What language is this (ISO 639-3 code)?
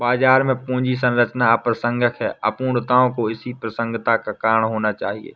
hin